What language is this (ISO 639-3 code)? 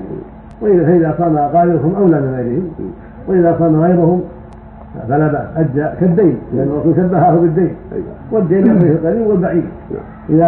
ara